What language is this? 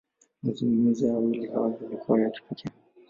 Swahili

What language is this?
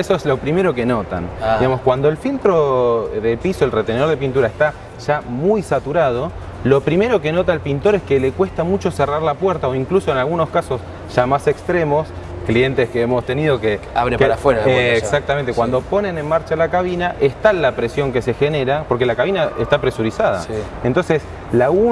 Spanish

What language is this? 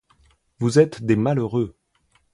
French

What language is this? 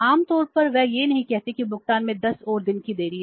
Hindi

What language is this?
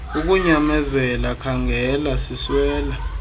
Xhosa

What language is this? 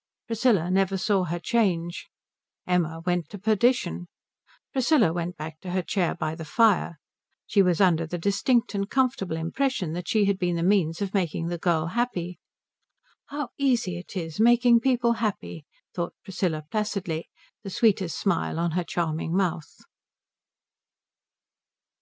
English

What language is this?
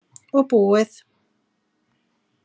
Icelandic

